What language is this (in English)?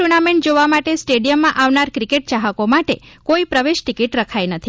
Gujarati